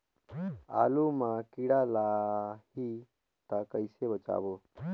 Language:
Chhattisgarhi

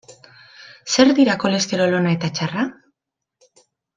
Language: Basque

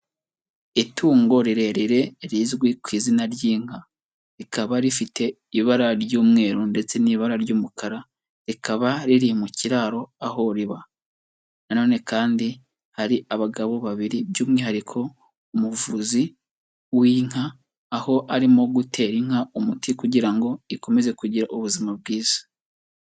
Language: Kinyarwanda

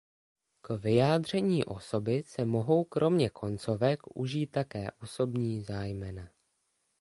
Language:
Czech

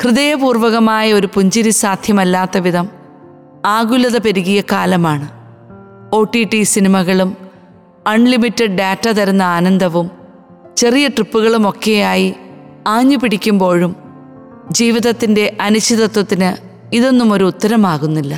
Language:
Malayalam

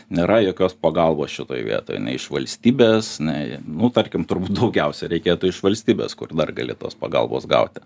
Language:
Lithuanian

